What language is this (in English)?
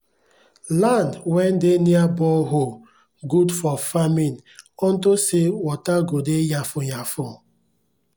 Nigerian Pidgin